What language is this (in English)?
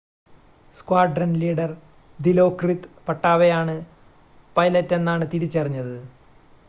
Malayalam